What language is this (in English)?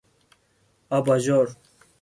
Persian